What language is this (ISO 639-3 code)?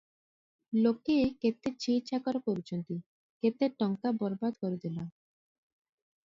ori